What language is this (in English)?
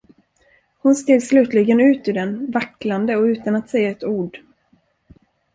Swedish